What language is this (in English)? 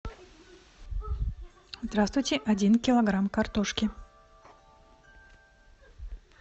Russian